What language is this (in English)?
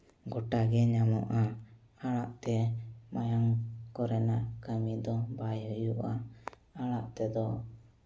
Santali